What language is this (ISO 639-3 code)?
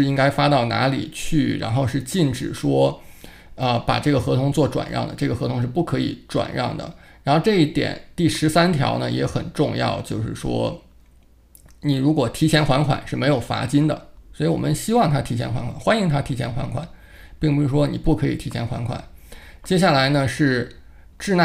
zho